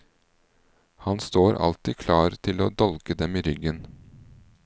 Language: Norwegian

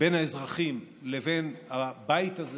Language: Hebrew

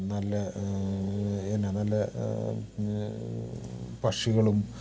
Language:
Malayalam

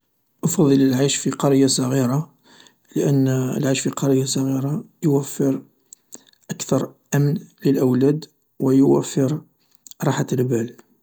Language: Algerian Arabic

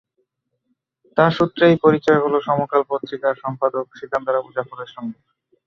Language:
Bangla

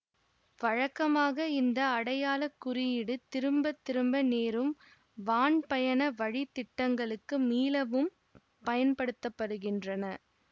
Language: Tamil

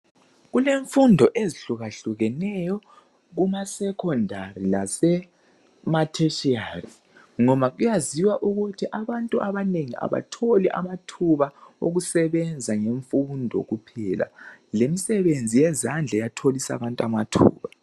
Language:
North Ndebele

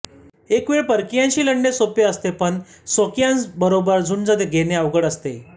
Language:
Marathi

